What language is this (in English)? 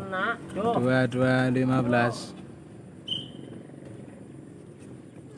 Indonesian